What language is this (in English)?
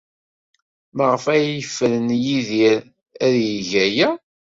Kabyle